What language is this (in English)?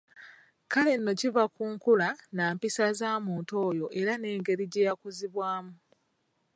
Ganda